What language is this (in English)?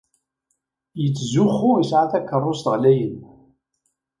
Kabyle